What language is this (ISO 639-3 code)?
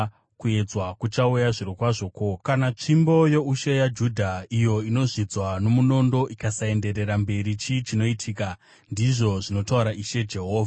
sna